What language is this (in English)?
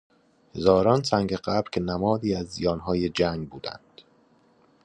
Persian